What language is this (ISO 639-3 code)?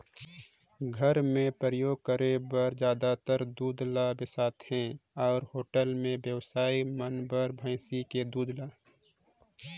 hne